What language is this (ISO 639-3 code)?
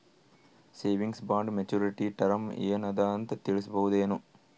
kan